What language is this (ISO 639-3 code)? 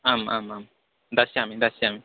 san